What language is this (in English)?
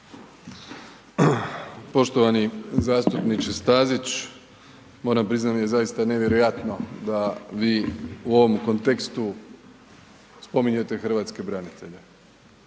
Croatian